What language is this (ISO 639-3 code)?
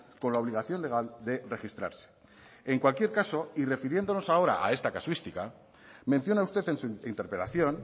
spa